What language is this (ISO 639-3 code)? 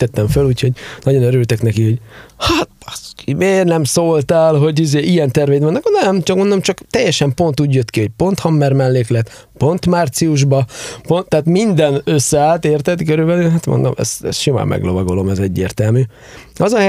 hun